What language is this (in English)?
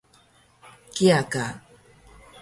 Taroko